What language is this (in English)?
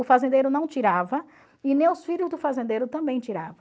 Portuguese